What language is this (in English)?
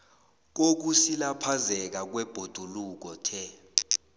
South Ndebele